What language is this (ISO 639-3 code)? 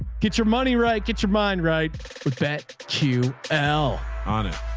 eng